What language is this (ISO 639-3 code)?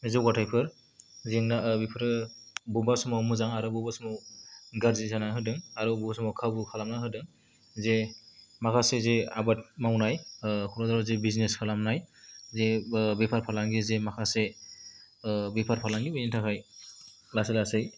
brx